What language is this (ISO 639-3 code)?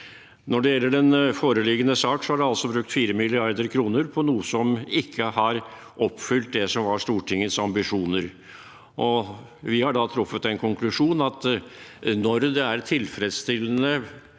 nor